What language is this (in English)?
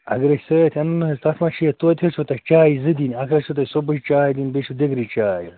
Kashmiri